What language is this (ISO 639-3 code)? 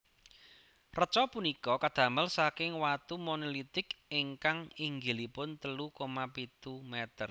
jav